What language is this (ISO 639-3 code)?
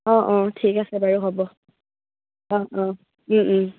asm